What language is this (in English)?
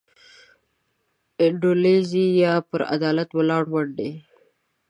Pashto